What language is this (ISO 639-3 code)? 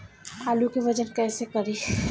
bho